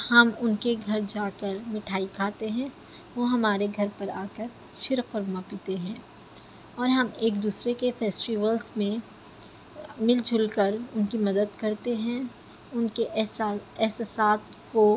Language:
Urdu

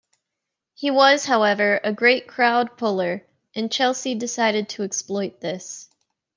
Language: English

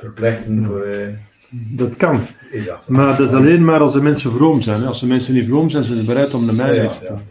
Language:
Dutch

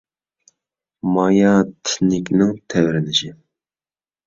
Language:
Uyghur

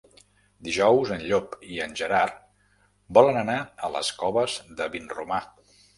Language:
Catalan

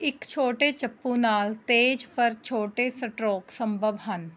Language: Punjabi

